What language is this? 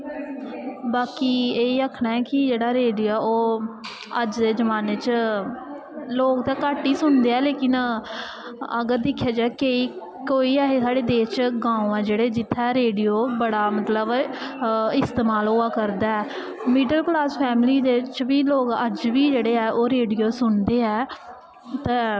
Dogri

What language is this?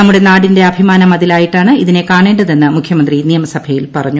Malayalam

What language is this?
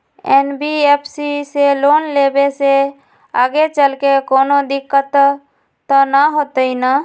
Magahi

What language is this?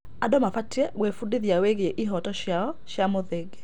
Kikuyu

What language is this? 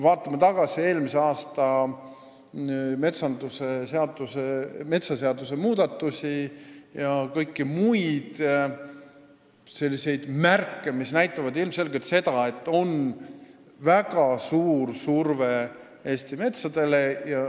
Estonian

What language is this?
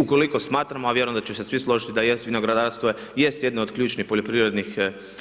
Croatian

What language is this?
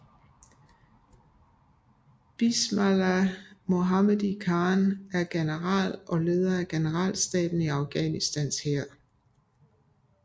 Danish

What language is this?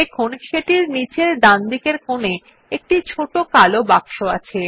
Bangla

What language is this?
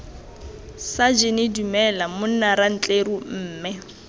Tswana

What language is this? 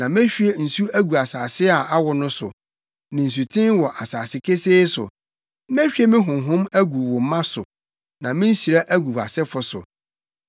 Akan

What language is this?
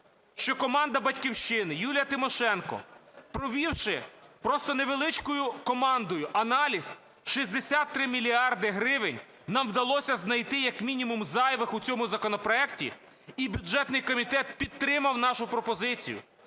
Ukrainian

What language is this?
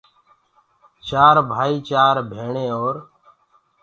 Gurgula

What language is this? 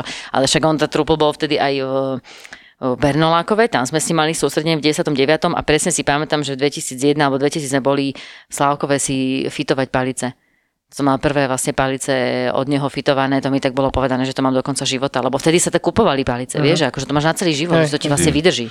Slovak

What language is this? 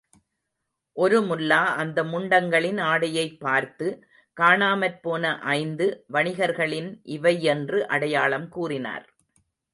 Tamil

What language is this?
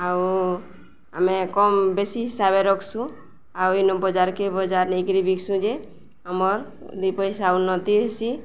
Odia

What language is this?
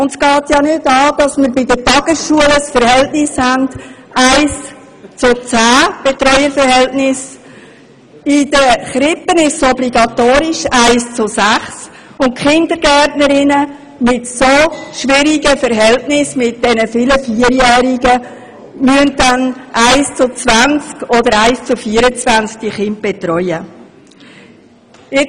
Swiss German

